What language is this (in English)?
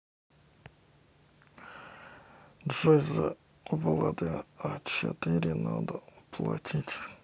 Russian